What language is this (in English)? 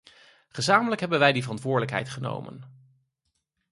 Dutch